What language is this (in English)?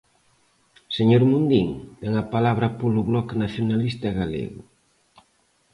Galician